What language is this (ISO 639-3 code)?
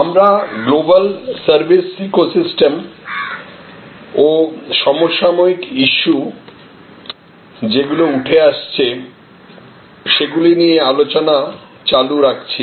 ben